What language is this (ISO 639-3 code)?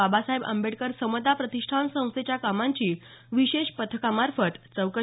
mar